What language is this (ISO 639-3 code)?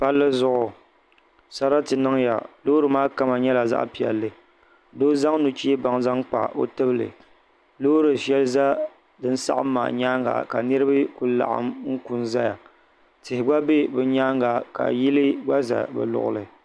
dag